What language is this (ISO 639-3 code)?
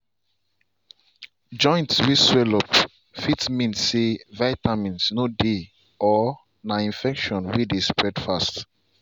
pcm